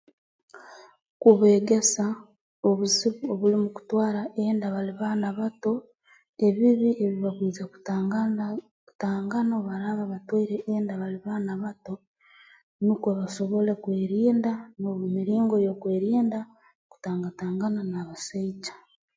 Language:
Tooro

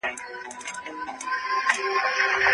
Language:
Pashto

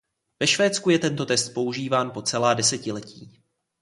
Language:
Czech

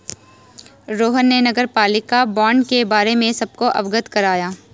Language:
Hindi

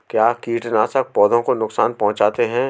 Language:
Hindi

